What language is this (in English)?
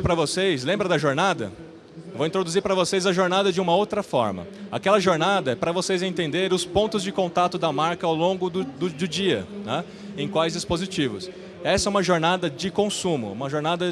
Portuguese